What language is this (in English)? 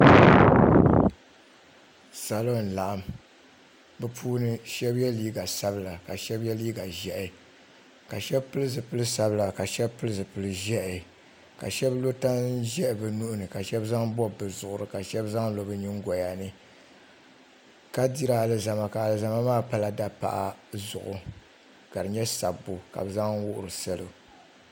Dagbani